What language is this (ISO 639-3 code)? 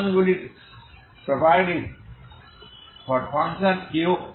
ben